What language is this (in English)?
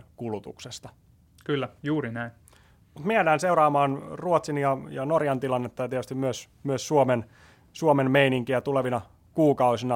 Finnish